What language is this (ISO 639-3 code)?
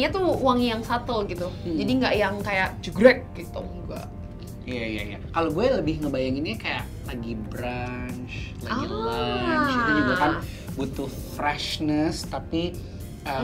ind